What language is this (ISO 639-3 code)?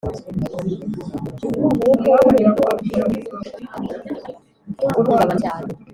kin